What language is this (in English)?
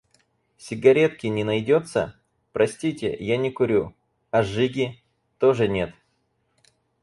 Russian